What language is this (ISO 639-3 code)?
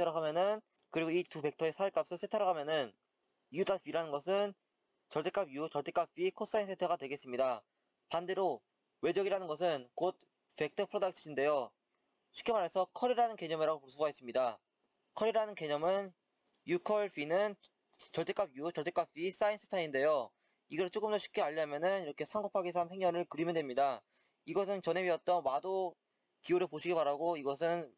kor